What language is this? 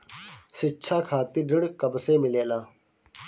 Bhojpuri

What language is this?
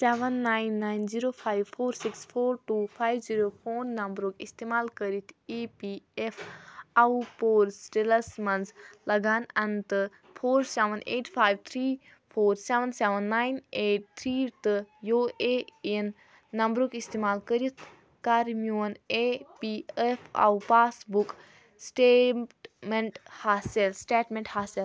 Kashmiri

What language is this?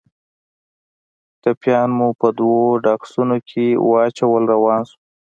Pashto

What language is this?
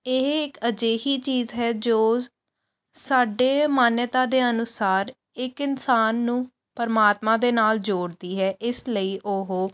Punjabi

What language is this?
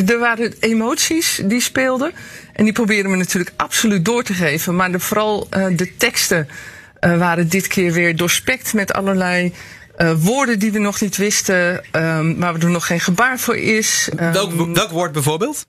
Dutch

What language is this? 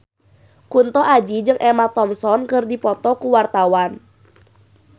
Sundanese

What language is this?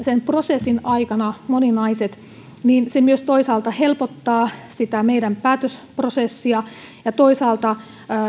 Finnish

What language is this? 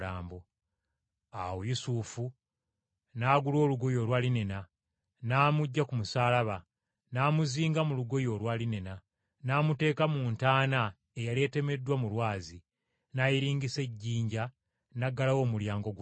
Ganda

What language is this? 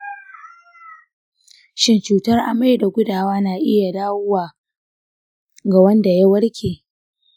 Hausa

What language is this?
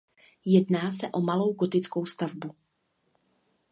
Czech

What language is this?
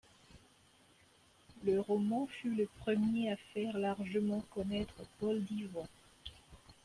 French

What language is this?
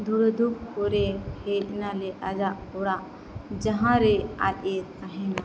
Santali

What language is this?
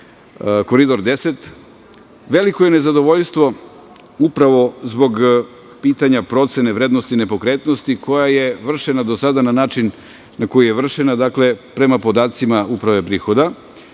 Serbian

